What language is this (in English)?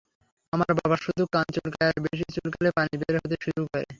Bangla